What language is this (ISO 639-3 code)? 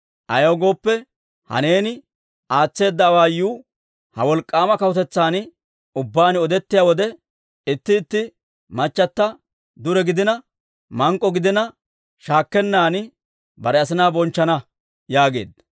dwr